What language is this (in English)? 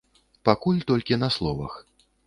Belarusian